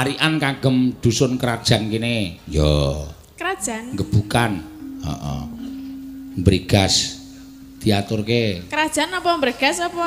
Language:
Indonesian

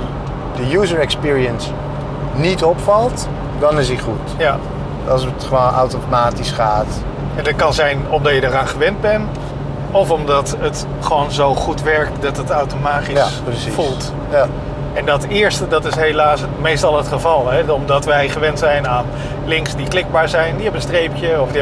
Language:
Dutch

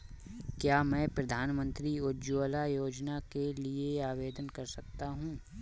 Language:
Hindi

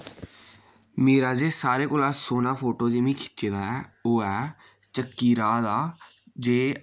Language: Dogri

